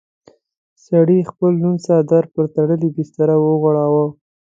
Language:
Pashto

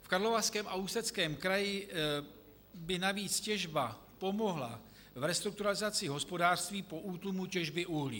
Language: Czech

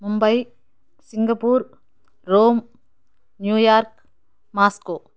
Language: Telugu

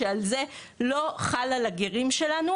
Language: Hebrew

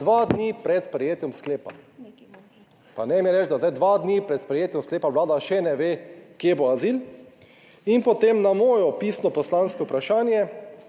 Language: Slovenian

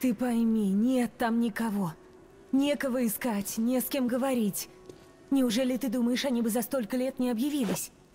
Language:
Russian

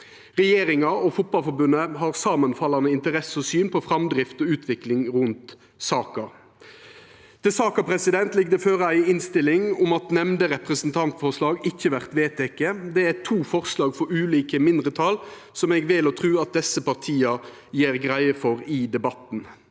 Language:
Norwegian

